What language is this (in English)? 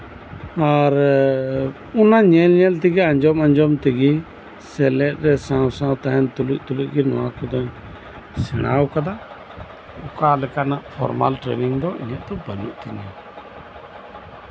Santali